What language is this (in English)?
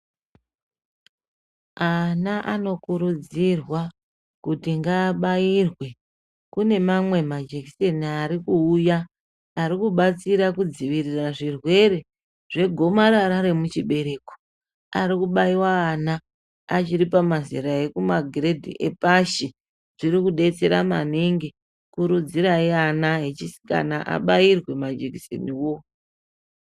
Ndau